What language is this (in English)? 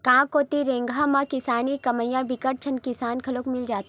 Chhattisgarhi